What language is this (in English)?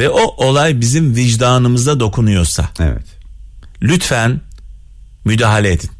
Turkish